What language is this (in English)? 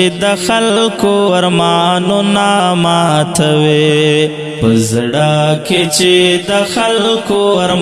Pashto